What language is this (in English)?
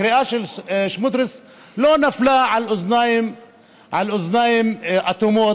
Hebrew